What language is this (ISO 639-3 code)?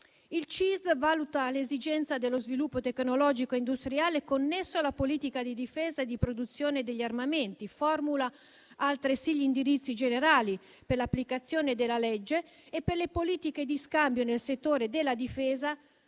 ita